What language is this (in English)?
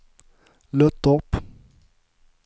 Swedish